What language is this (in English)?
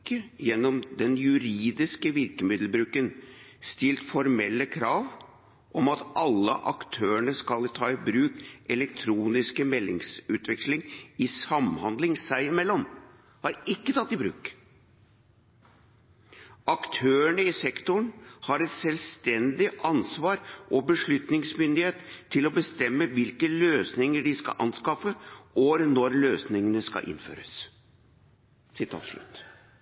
Norwegian Bokmål